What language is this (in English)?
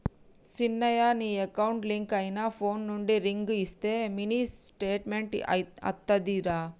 Telugu